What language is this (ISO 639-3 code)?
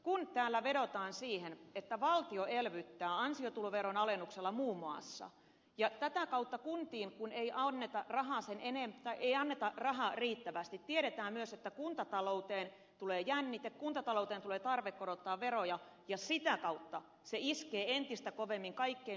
fin